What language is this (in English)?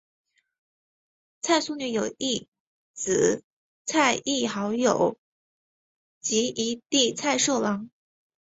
Chinese